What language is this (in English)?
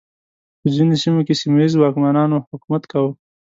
Pashto